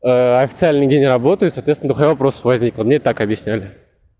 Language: Russian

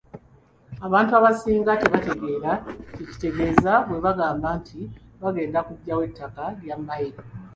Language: Ganda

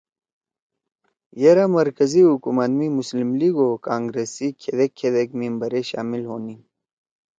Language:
Torwali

